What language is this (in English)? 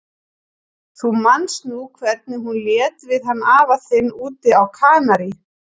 Icelandic